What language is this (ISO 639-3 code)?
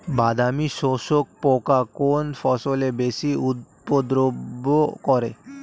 ben